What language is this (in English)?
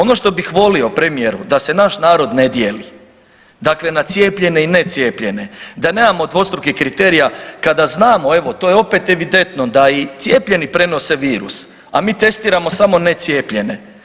Croatian